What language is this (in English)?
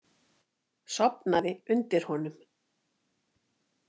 Icelandic